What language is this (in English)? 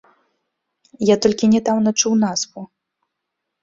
Belarusian